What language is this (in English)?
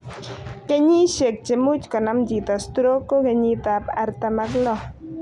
Kalenjin